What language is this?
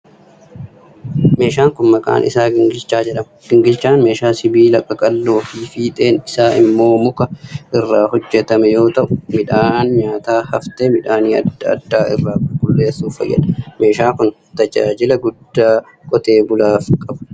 Oromo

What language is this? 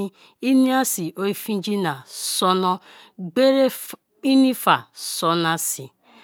Kalabari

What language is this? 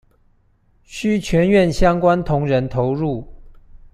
Chinese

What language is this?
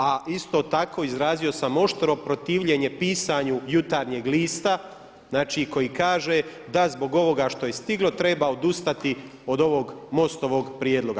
Croatian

